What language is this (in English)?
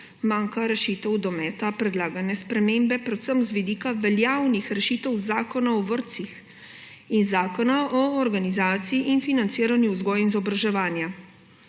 Slovenian